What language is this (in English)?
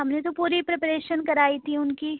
Urdu